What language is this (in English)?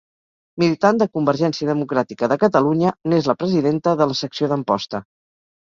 Catalan